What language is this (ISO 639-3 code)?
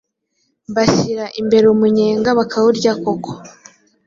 kin